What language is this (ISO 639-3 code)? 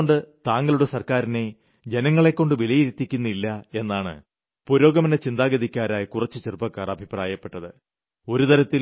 mal